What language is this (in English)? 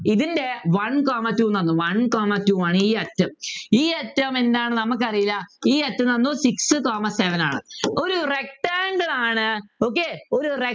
Malayalam